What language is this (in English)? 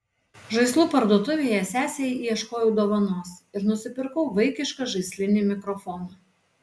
Lithuanian